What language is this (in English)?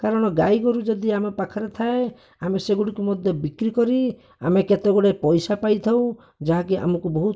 Odia